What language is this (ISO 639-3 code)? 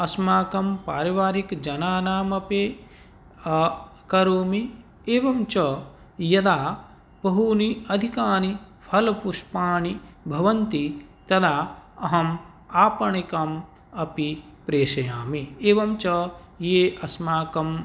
san